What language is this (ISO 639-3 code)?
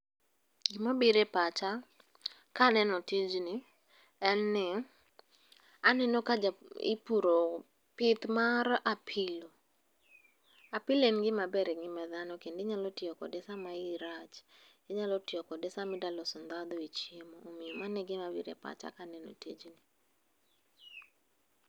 luo